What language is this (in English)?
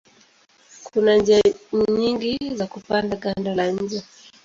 Swahili